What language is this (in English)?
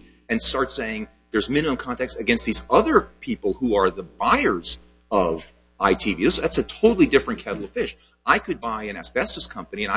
English